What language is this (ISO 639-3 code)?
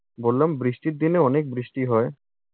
ben